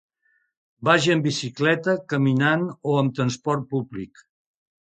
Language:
Catalan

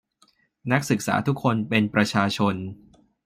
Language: Thai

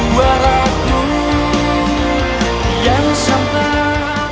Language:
Indonesian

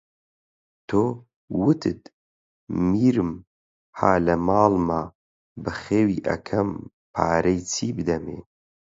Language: Central Kurdish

